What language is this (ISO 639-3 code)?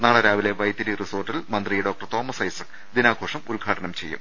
mal